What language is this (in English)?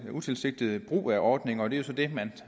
Danish